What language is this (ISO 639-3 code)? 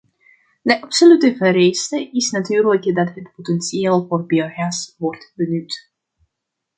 nld